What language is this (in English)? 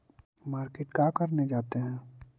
Magahi